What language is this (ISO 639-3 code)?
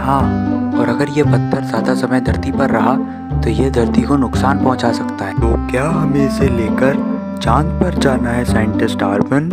hin